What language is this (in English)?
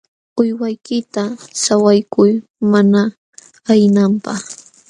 Jauja Wanca Quechua